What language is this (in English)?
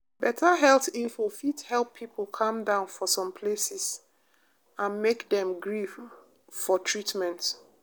Nigerian Pidgin